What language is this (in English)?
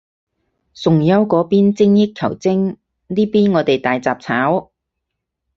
Cantonese